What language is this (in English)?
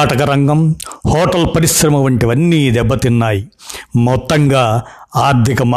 Telugu